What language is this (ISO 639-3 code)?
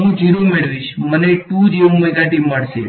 guj